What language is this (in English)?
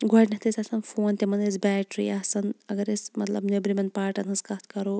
Kashmiri